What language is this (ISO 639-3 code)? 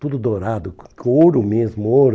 por